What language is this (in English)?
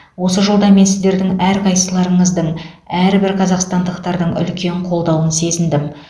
Kazakh